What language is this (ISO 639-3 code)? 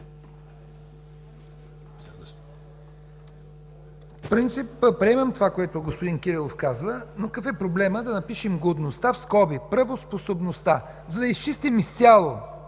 bul